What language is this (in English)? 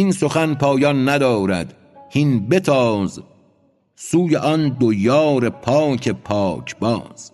Persian